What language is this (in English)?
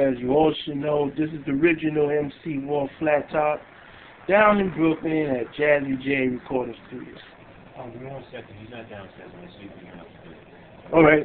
English